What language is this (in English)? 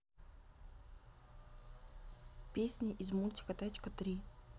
Russian